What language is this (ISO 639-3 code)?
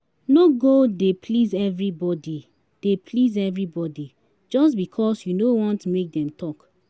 pcm